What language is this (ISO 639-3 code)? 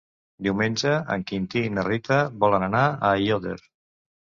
cat